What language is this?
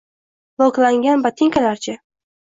Uzbek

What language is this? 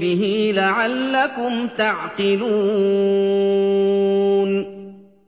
Arabic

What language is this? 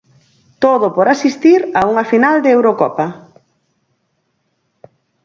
Galician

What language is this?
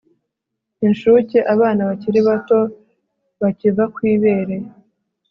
Kinyarwanda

